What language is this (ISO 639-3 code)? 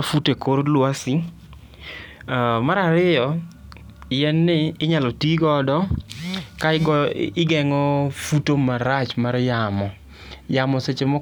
luo